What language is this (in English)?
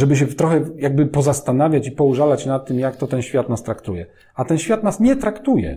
Polish